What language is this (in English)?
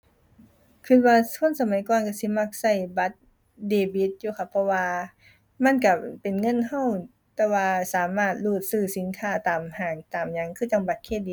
Thai